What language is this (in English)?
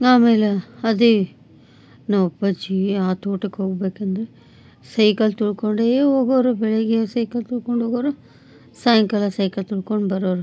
Kannada